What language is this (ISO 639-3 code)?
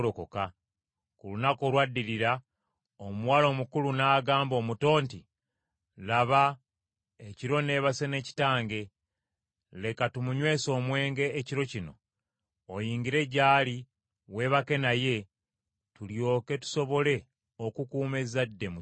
lug